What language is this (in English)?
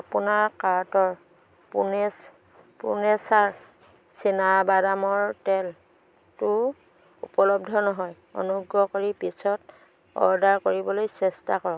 Assamese